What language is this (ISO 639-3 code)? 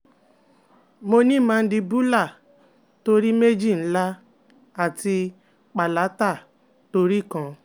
yor